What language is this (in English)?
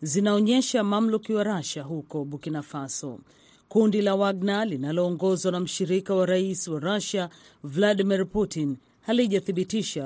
Swahili